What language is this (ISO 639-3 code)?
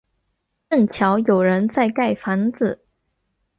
zho